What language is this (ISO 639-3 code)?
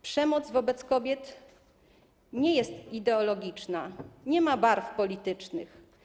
pol